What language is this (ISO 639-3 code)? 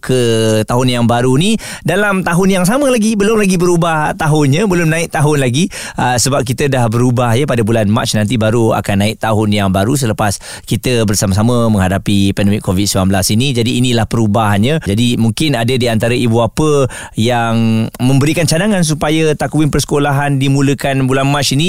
msa